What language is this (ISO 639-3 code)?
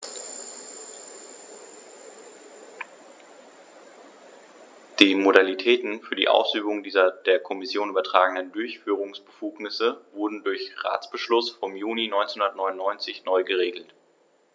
deu